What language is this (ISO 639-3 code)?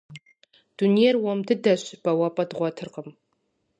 kbd